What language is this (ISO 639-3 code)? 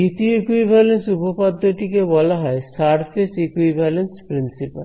ben